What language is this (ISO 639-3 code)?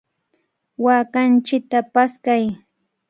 qvl